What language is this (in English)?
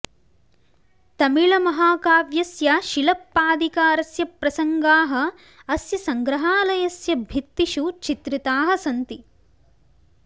Sanskrit